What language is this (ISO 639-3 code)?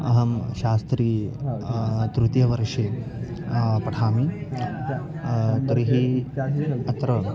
san